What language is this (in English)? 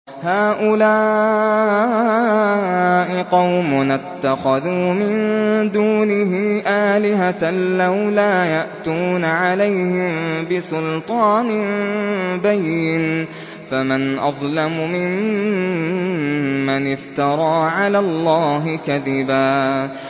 Arabic